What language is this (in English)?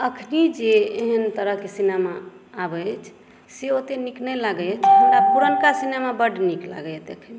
Maithili